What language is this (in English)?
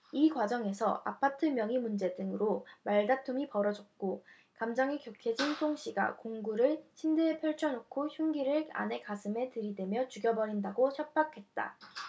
Korean